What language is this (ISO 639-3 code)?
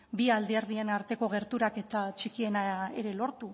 eus